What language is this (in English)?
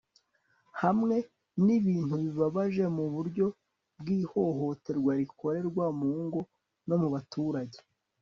Kinyarwanda